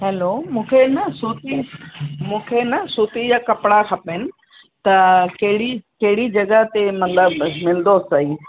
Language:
Sindhi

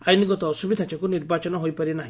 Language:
Odia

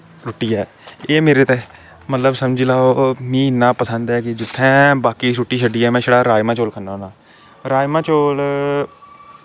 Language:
Dogri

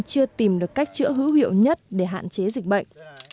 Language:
Vietnamese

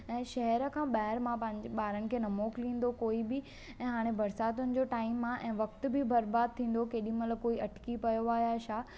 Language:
Sindhi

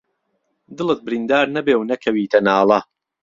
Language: Central Kurdish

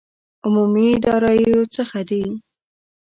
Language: Pashto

